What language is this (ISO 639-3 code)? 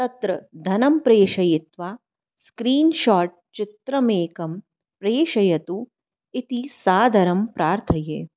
san